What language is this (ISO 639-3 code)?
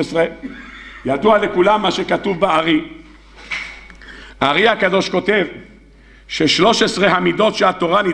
heb